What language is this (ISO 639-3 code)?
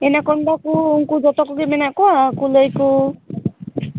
sat